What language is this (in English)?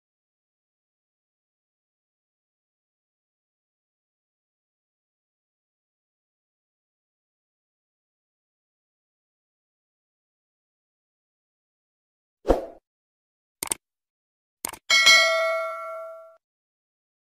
Romanian